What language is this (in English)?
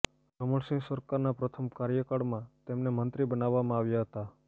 Gujarati